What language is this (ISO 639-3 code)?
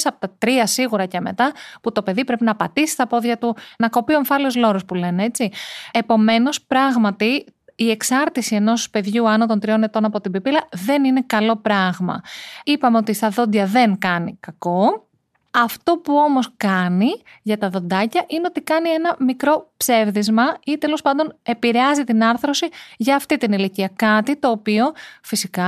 ell